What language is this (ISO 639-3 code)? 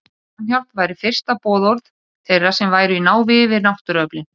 isl